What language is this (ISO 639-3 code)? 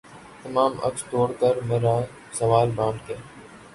urd